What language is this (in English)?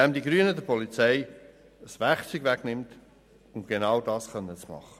Swiss German